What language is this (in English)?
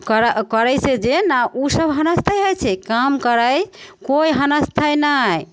Maithili